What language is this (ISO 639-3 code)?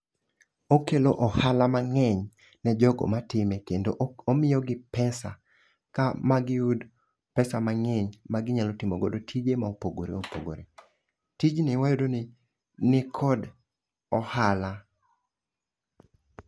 luo